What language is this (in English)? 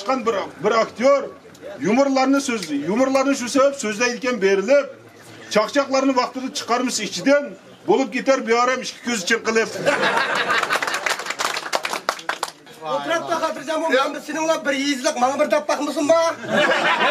Turkish